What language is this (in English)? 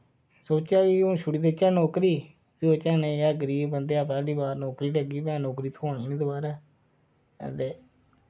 Dogri